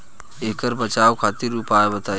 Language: Bhojpuri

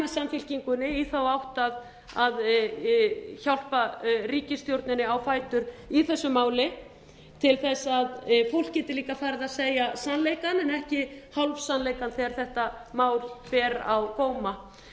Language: Icelandic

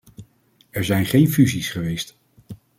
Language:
Dutch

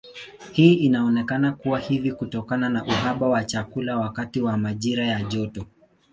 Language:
Swahili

